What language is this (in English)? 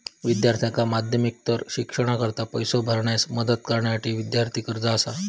Marathi